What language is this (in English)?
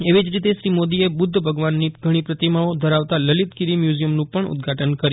Gujarati